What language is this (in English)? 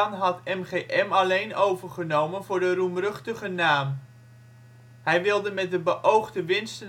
Dutch